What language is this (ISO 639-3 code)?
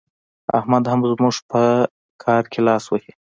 pus